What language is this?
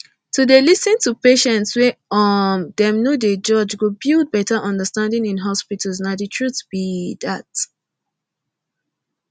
Nigerian Pidgin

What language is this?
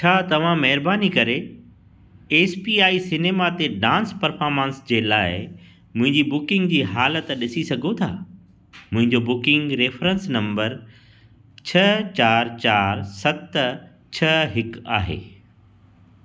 Sindhi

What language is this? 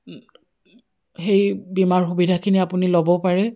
Assamese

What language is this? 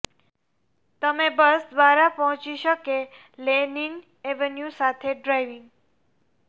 Gujarati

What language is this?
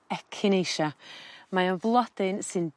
Welsh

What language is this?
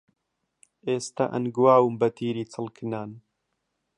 Central Kurdish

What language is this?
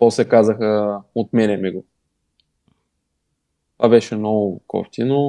Bulgarian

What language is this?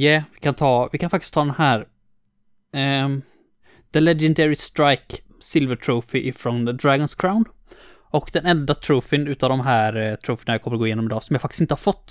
Swedish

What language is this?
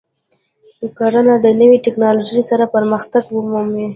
Pashto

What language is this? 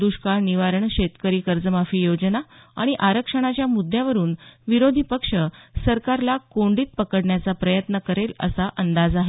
Marathi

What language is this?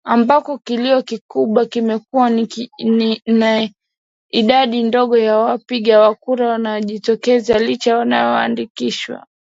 Swahili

